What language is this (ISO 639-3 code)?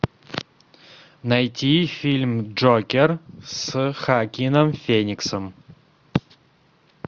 rus